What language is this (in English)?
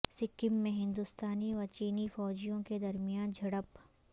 Urdu